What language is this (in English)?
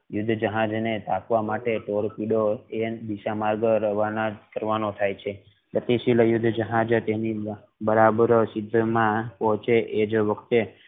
Gujarati